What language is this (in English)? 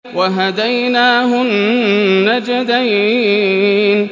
Arabic